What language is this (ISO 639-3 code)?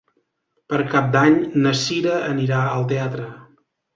cat